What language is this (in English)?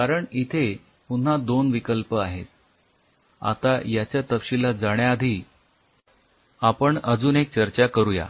Marathi